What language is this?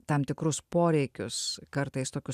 Lithuanian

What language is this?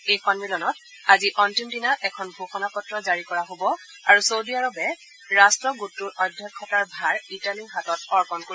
Assamese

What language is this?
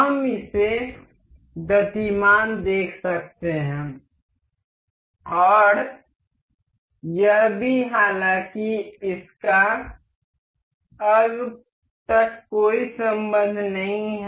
Hindi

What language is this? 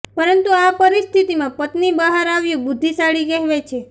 Gujarati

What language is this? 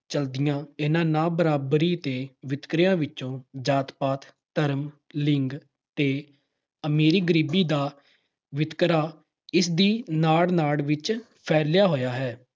Punjabi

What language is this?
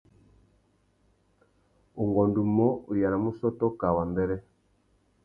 Tuki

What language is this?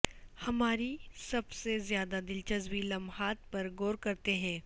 Urdu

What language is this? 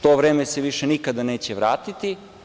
Serbian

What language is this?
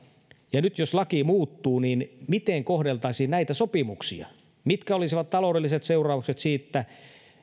Finnish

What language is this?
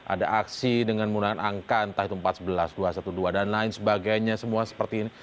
Indonesian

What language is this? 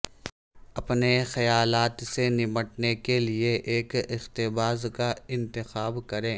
Urdu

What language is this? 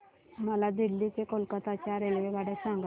Marathi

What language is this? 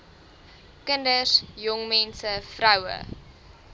Afrikaans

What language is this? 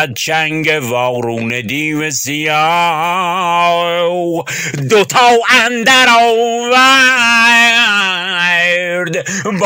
Persian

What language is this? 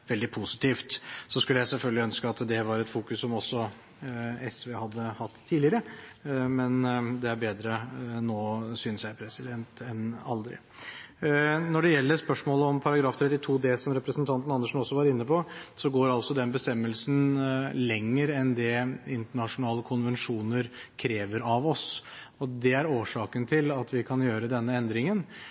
Norwegian Bokmål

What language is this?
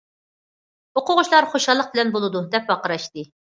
Uyghur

